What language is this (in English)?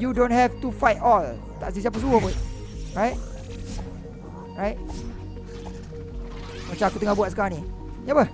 Malay